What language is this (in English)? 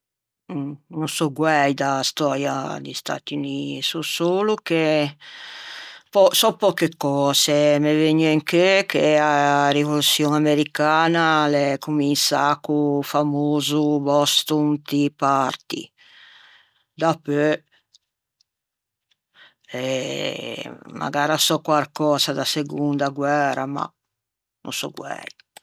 Ligurian